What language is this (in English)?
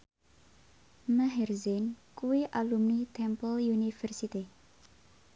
Javanese